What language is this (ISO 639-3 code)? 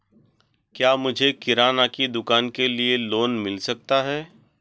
hin